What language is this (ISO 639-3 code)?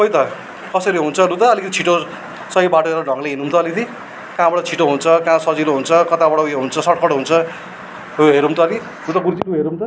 nep